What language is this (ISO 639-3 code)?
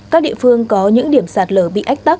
vie